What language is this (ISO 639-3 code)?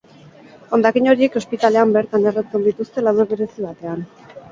eus